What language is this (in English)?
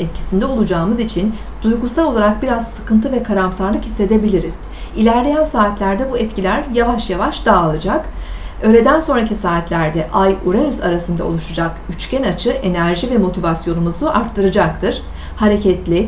Turkish